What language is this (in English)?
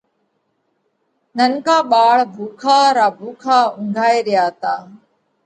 Parkari Koli